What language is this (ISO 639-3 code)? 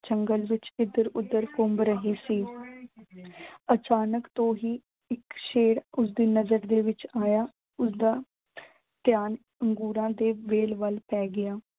pan